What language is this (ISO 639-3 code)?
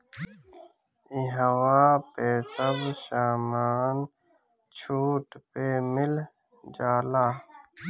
bho